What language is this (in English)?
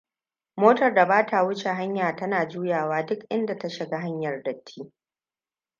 Hausa